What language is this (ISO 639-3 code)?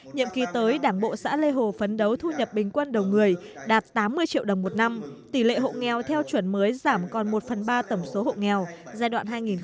vie